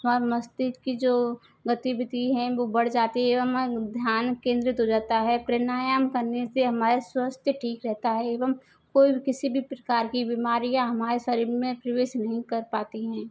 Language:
Hindi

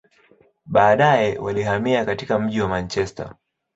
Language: Swahili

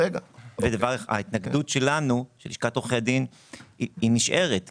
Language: Hebrew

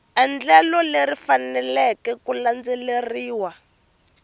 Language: Tsonga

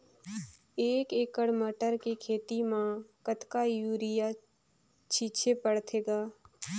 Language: Chhattisgarhi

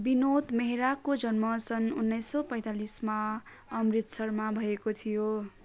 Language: Nepali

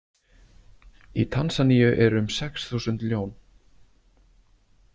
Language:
Icelandic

